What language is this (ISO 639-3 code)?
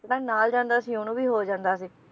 pan